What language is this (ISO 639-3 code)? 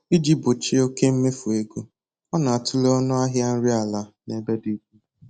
ibo